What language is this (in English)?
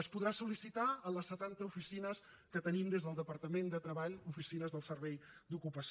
Catalan